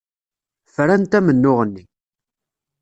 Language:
Kabyle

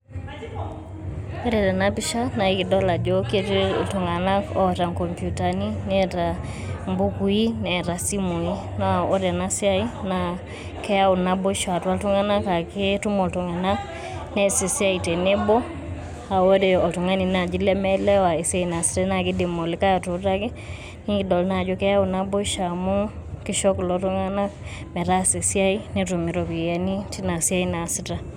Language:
Masai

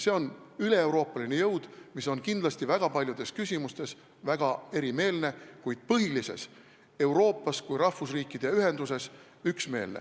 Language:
Estonian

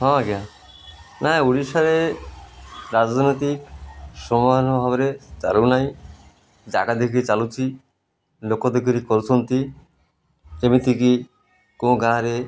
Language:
Odia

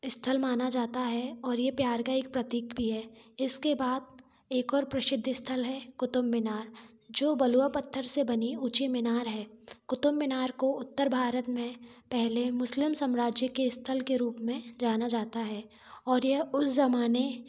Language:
Hindi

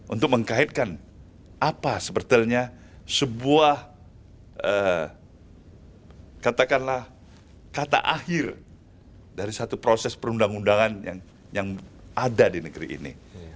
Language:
Indonesian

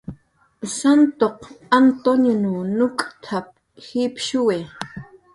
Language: Jaqaru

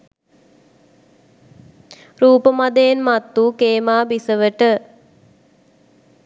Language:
Sinhala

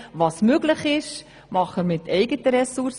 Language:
Swiss German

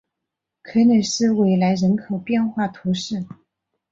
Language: Chinese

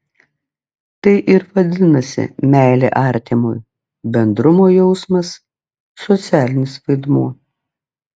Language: Lithuanian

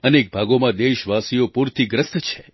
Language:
Gujarati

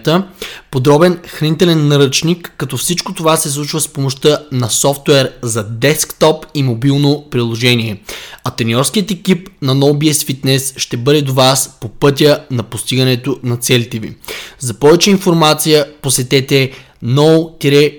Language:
Bulgarian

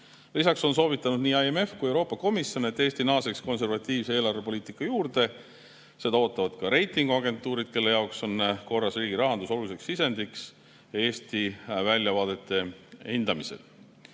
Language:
Estonian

